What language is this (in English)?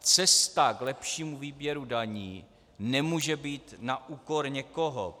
Czech